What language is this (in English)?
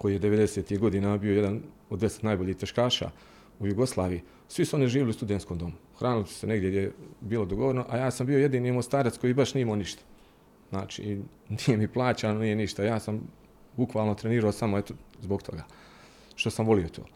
Croatian